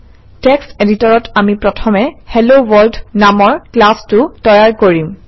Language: Assamese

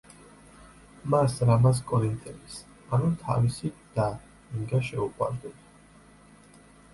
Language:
Georgian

